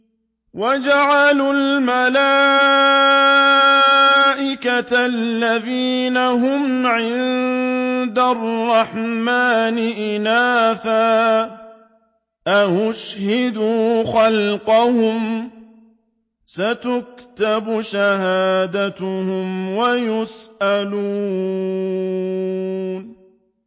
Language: Arabic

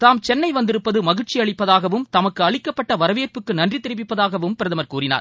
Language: Tamil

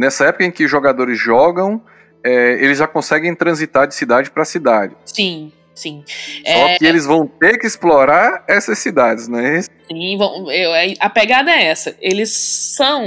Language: Portuguese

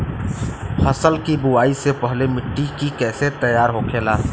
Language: Bhojpuri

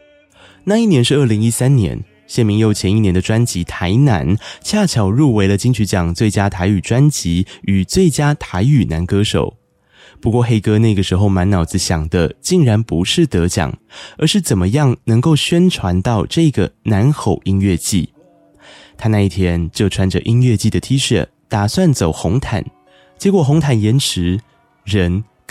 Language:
Chinese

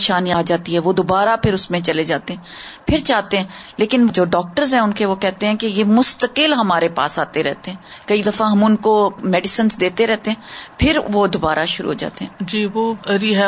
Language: Urdu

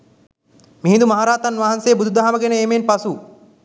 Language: Sinhala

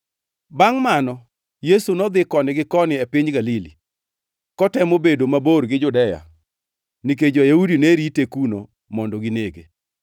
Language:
Luo (Kenya and Tanzania)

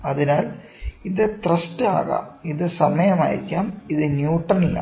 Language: Malayalam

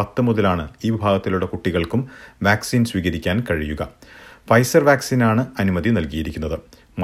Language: Malayalam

